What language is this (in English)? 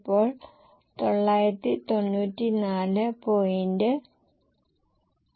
Malayalam